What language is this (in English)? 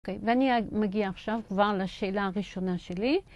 Hebrew